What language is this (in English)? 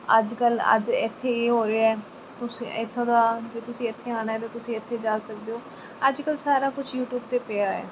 Punjabi